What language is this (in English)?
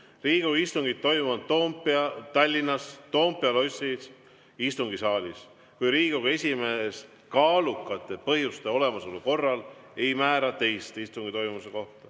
Estonian